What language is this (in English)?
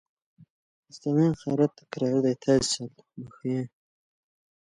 Persian